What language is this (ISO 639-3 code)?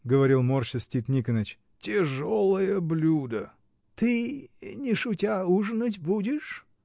rus